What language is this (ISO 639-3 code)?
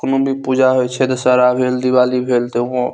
mai